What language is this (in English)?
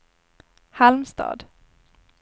Swedish